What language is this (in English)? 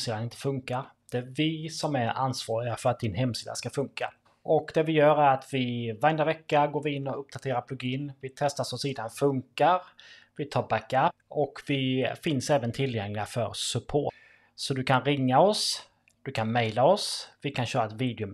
Swedish